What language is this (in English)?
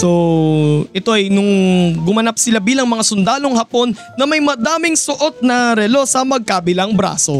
Filipino